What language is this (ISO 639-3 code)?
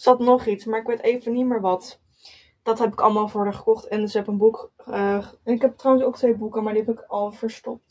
nld